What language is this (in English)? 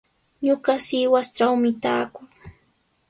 Sihuas Ancash Quechua